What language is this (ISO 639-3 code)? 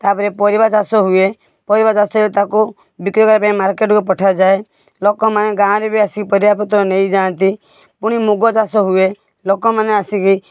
ori